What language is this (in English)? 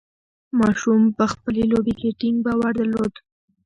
Pashto